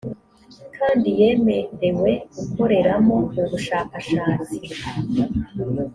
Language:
Kinyarwanda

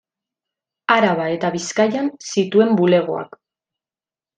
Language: Basque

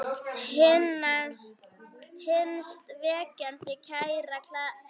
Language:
Icelandic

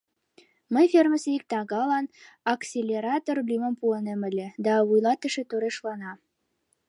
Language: Mari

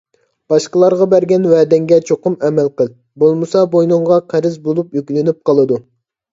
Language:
Uyghur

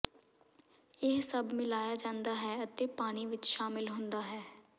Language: Punjabi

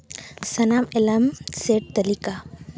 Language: Santali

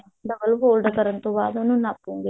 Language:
Punjabi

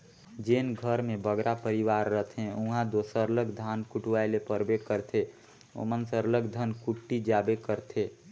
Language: Chhattisgarhi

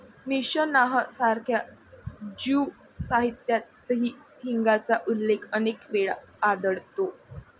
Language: Marathi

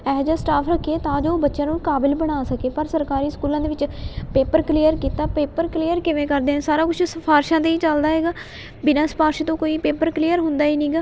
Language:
Punjabi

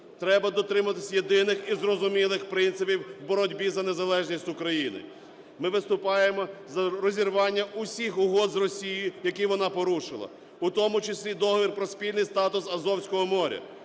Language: Ukrainian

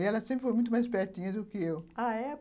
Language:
Portuguese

